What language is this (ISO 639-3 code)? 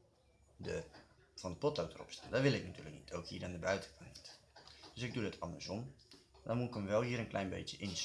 nld